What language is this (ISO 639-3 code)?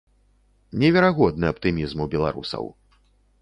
bel